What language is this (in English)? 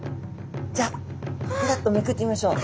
Japanese